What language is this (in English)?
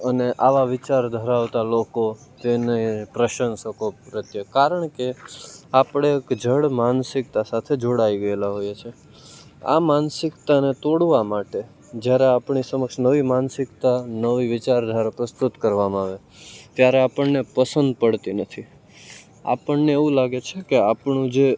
Gujarati